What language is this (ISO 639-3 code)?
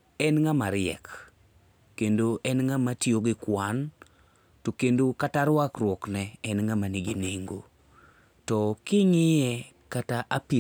luo